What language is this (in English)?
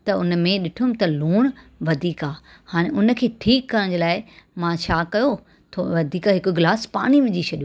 Sindhi